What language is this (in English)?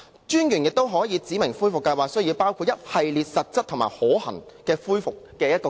Cantonese